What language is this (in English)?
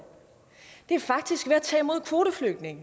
Danish